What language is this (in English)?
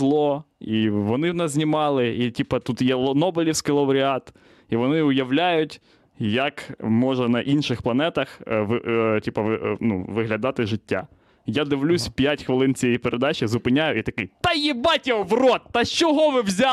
Ukrainian